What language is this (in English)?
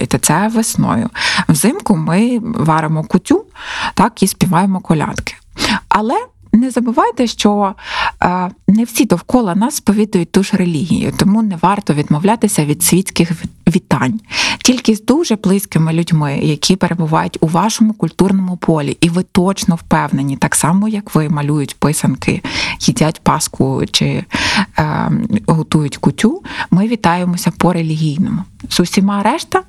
Ukrainian